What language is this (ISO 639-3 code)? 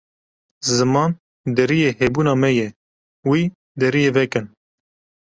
kur